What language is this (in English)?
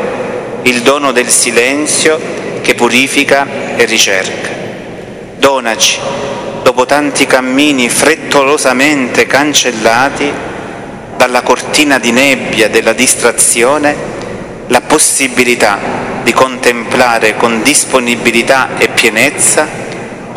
Italian